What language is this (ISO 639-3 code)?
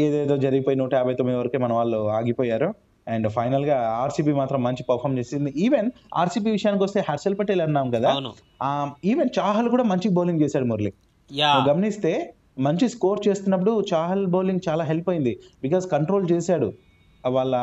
tel